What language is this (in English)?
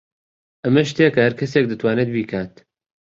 Central Kurdish